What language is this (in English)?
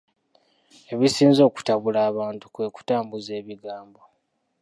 Ganda